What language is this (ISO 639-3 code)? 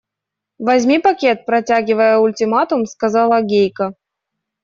rus